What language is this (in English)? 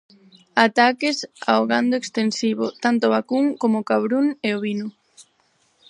Galician